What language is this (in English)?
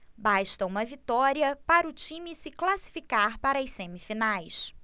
Portuguese